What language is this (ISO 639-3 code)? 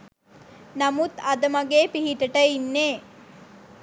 sin